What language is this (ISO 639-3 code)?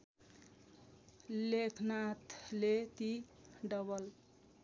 nep